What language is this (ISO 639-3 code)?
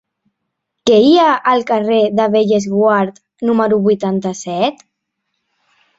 cat